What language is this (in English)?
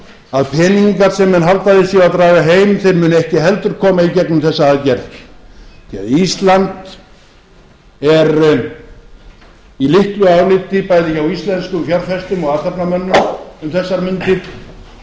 Icelandic